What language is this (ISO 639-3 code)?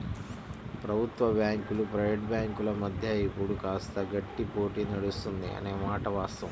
tel